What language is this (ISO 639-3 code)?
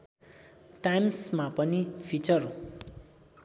nep